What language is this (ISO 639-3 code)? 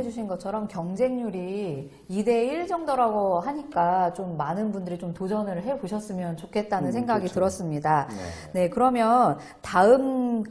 kor